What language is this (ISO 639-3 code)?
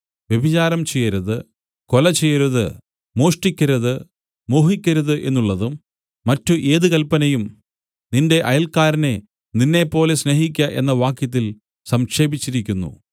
mal